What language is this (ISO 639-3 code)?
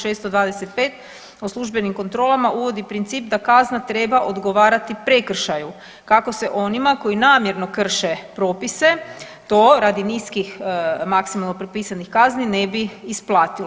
hrv